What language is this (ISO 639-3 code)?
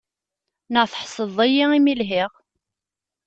kab